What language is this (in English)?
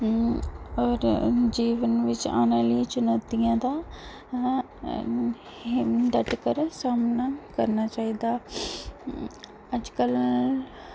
Dogri